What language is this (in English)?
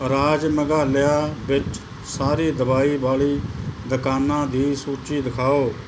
Punjabi